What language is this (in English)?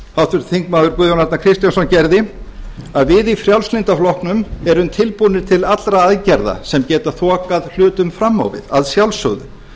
Icelandic